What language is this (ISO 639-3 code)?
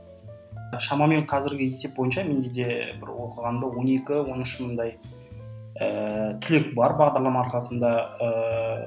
kaz